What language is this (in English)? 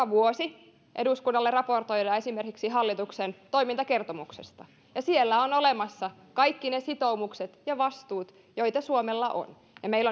Finnish